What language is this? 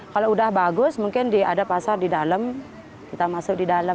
Indonesian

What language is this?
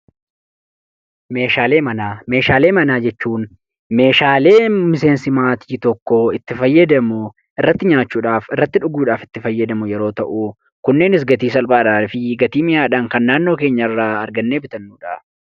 Oromo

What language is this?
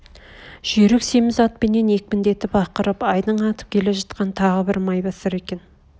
Kazakh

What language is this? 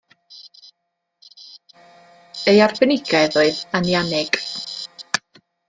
Welsh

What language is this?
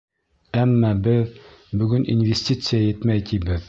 Bashkir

